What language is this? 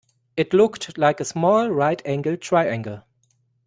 English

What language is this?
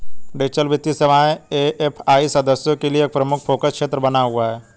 Hindi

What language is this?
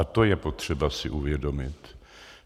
Czech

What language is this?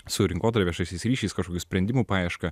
Lithuanian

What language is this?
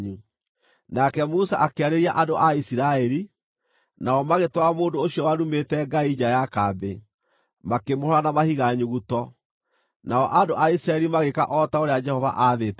Kikuyu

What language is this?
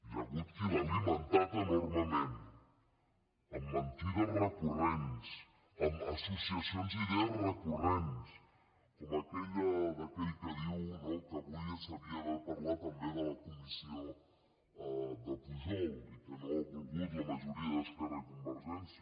Catalan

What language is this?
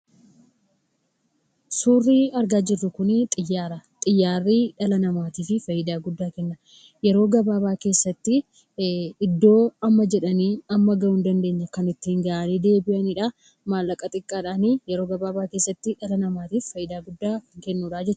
Oromo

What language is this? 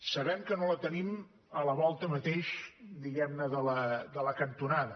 Catalan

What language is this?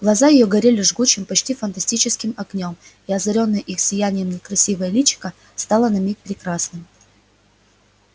Russian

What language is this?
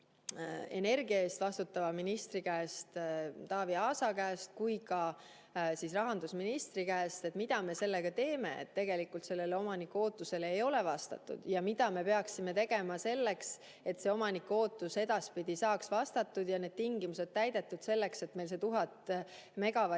Estonian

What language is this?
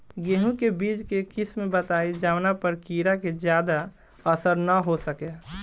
Bhojpuri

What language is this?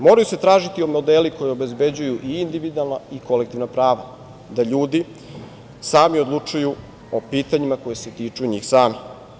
Serbian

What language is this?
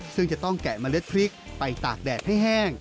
Thai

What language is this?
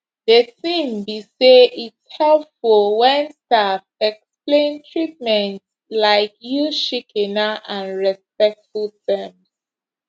Nigerian Pidgin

